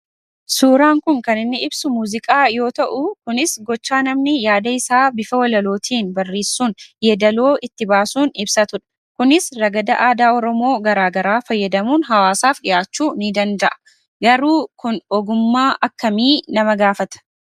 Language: Oromo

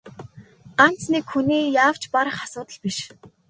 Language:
Mongolian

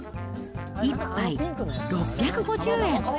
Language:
Japanese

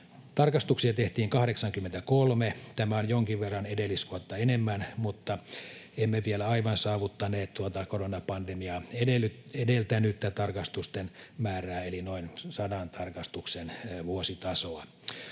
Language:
Finnish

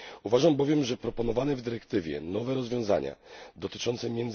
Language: Polish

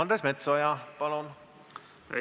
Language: Estonian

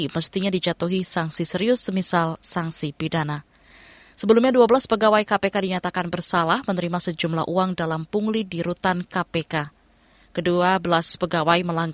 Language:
Indonesian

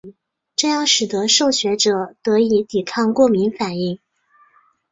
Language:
Chinese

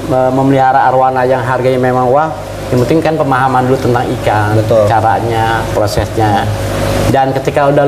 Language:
Indonesian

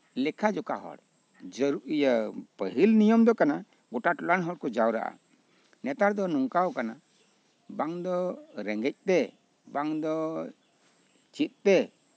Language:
Santali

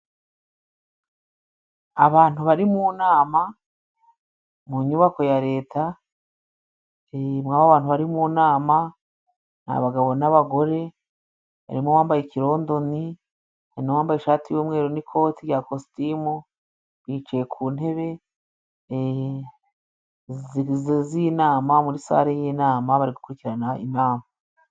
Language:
Kinyarwanda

